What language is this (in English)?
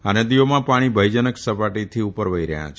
Gujarati